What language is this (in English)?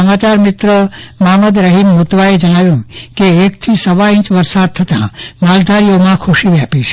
Gujarati